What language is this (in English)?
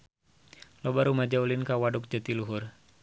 Sundanese